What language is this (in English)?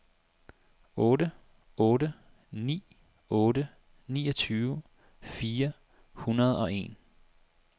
Danish